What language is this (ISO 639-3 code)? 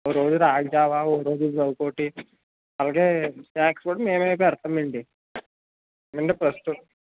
tel